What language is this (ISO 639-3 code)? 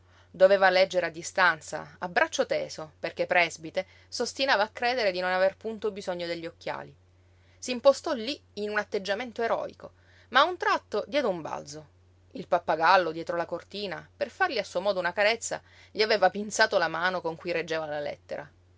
ita